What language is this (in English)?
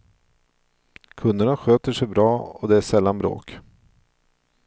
Swedish